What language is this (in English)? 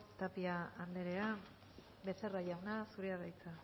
Basque